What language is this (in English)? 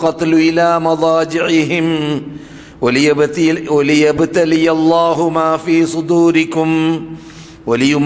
Malayalam